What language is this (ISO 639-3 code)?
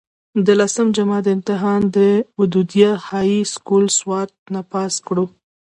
pus